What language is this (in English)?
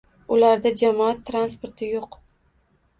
Uzbek